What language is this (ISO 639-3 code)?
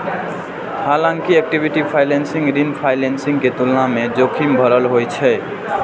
mai